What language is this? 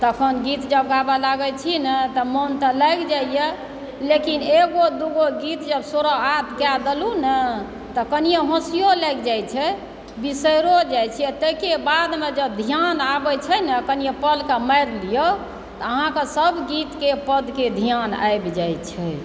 Maithili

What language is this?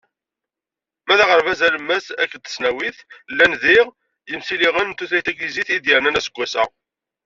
Kabyle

